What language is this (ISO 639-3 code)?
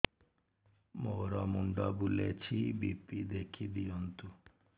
ori